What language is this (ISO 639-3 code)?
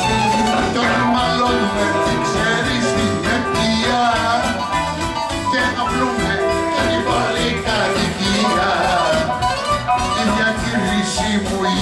ell